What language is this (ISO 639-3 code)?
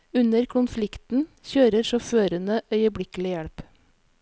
nor